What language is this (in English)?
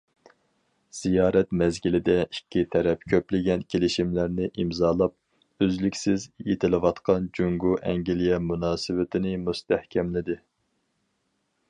Uyghur